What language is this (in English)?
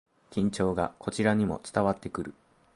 Japanese